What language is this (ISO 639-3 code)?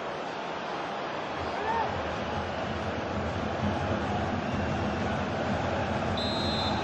eng